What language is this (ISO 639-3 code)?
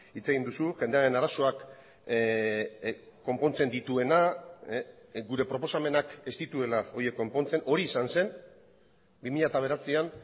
eus